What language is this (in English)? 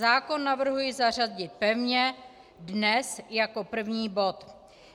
Czech